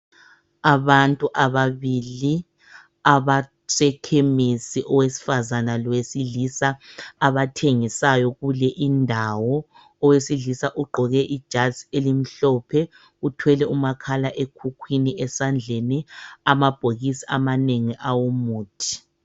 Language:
North Ndebele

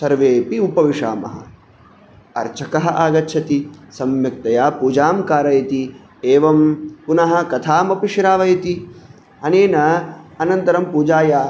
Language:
Sanskrit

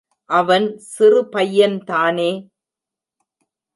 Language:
Tamil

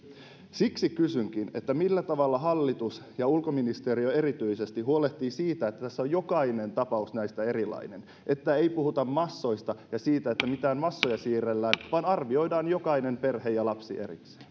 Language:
Finnish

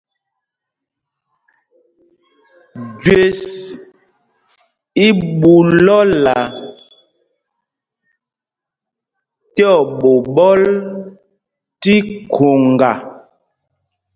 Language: Mpumpong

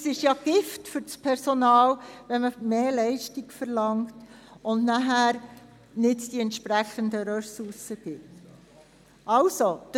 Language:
Swiss German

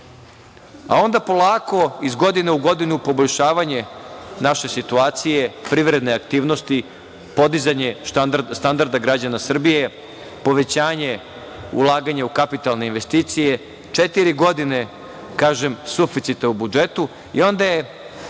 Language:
Serbian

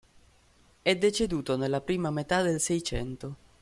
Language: Italian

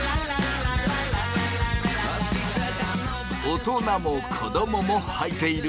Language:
Japanese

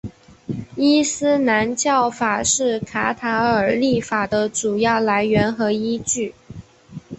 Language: Chinese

